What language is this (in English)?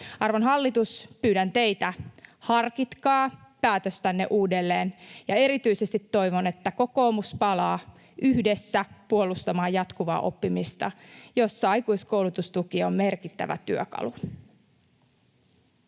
Finnish